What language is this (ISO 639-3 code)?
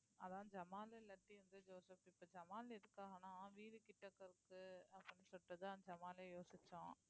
tam